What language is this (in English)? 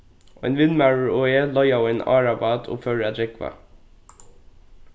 Faroese